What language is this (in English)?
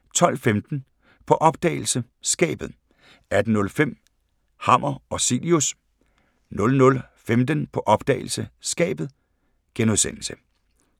Danish